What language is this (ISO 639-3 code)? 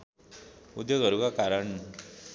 nep